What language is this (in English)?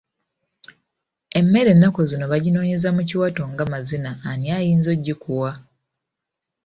Ganda